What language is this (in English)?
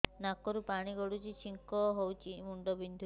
Odia